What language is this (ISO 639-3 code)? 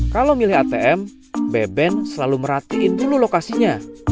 ind